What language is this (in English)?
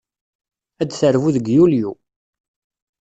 Kabyle